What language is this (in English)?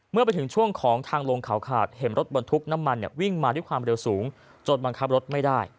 Thai